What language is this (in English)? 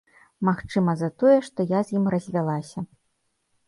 Belarusian